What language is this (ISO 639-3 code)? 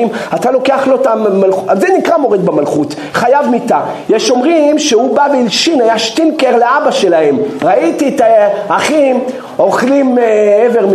heb